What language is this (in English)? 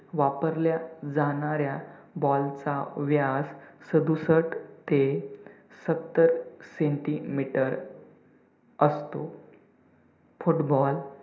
Marathi